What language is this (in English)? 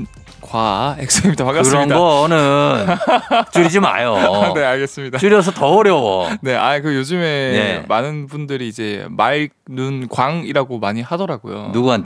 Korean